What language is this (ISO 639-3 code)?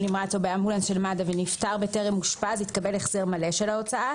heb